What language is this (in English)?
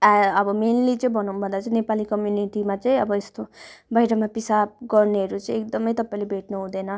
Nepali